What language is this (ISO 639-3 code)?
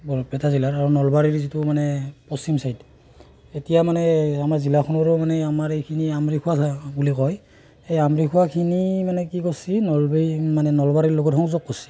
asm